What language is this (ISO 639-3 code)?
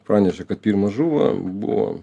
lit